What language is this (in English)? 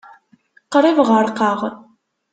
Kabyle